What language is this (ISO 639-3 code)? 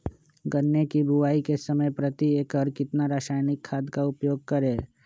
mag